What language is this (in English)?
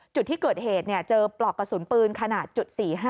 Thai